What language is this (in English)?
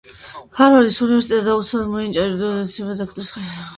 Georgian